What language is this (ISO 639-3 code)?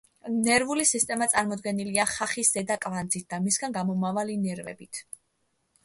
kat